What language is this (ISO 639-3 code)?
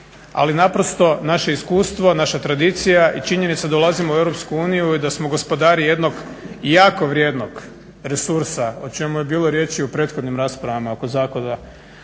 hrv